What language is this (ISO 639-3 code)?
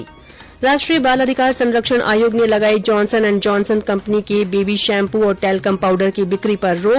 hin